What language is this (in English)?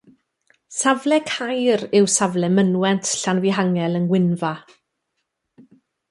Welsh